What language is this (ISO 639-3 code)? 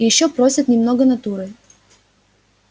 rus